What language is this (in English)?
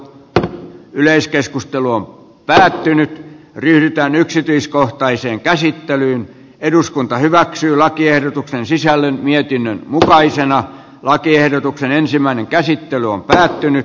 Finnish